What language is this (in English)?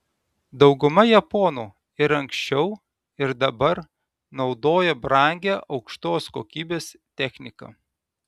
Lithuanian